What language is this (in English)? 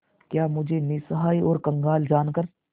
Hindi